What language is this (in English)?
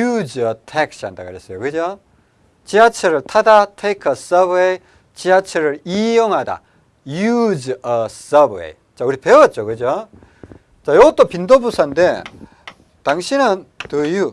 Korean